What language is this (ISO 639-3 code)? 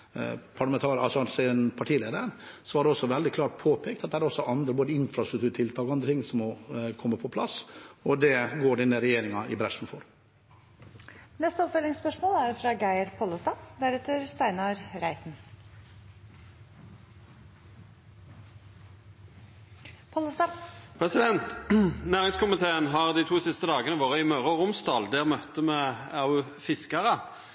nor